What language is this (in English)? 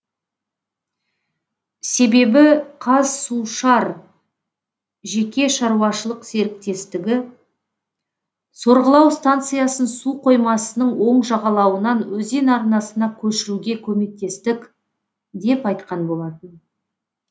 Kazakh